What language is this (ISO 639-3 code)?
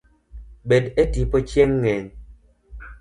luo